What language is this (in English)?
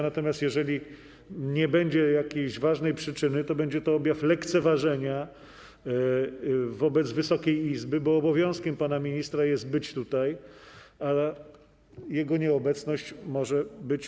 Polish